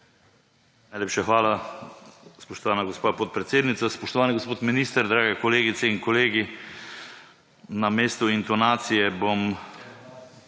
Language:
Slovenian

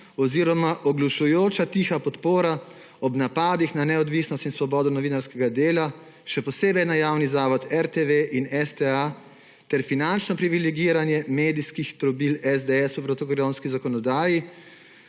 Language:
Slovenian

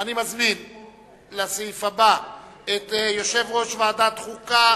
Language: Hebrew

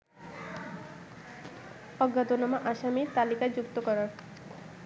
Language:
Bangla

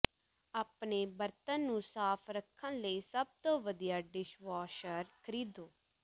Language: Punjabi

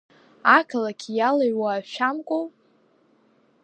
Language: Abkhazian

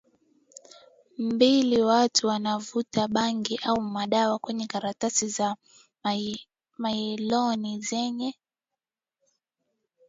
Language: Swahili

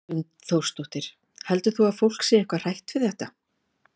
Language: Icelandic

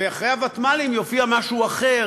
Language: Hebrew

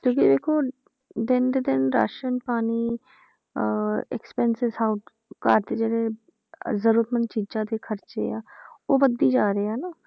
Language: Punjabi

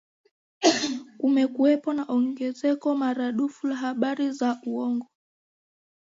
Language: Swahili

